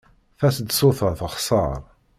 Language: Kabyle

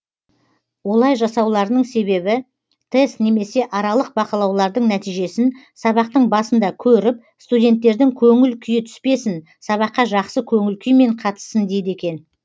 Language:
Kazakh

